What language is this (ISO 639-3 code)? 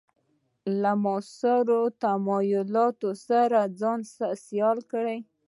pus